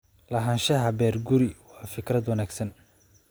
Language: Somali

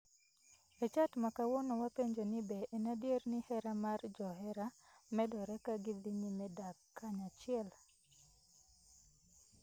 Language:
Luo (Kenya and Tanzania)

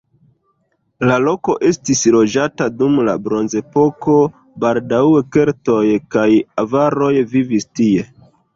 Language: Esperanto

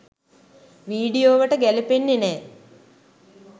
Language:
Sinhala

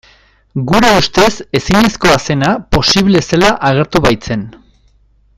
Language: Basque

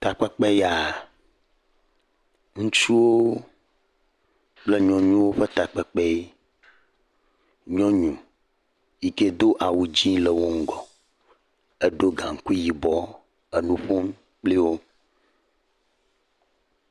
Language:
Ewe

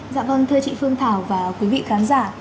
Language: Vietnamese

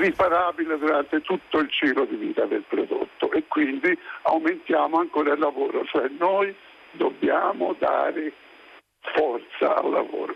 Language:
Italian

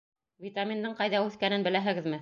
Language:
Bashkir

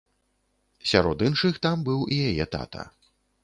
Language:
Belarusian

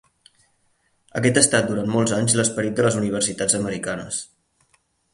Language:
Catalan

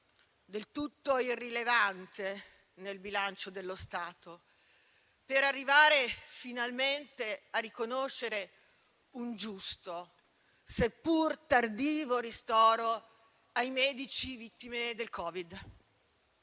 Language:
Italian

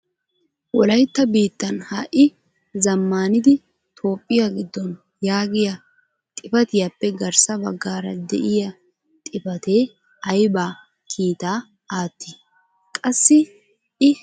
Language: Wolaytta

